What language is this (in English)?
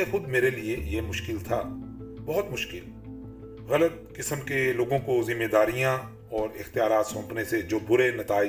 Urdu